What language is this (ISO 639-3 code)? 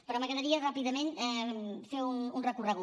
cat